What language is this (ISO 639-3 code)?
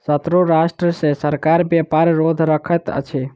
mai